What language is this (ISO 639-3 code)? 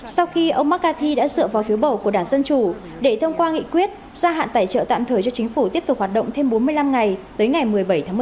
vie